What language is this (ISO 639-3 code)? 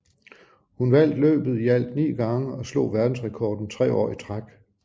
dan